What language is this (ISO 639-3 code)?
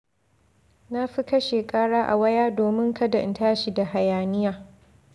hau